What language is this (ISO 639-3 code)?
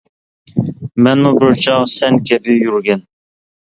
uig